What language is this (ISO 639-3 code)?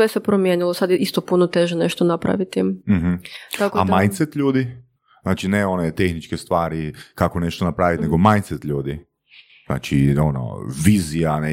hrv